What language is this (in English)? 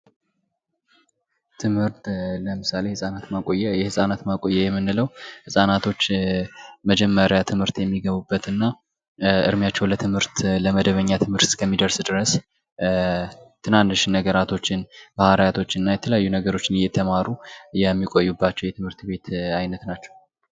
Amharic